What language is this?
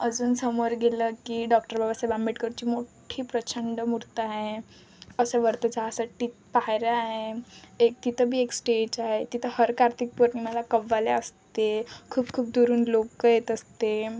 Marathi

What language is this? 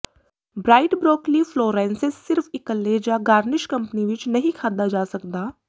Punjabi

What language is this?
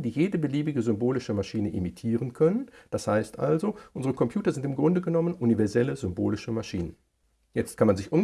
German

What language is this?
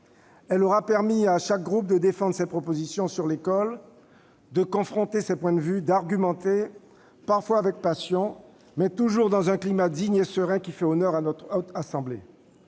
French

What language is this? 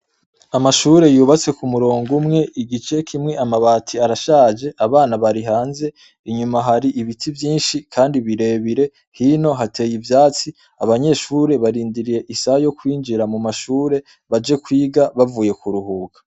Rundi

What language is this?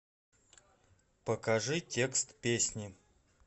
Russian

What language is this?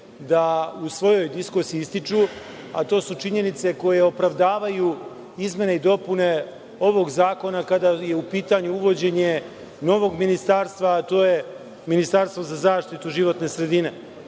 Serbian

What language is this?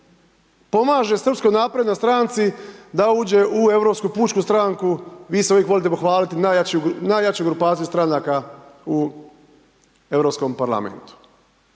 Croatian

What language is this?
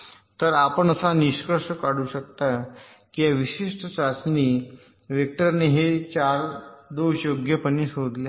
Marathi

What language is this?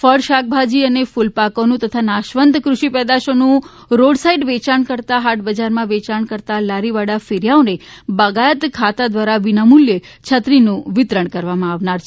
Gujarati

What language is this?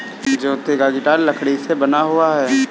Hindi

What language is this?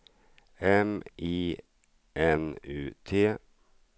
Swedish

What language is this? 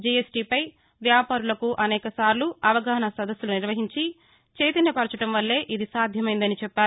Telugu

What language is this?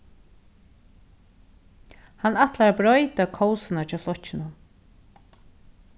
Faroese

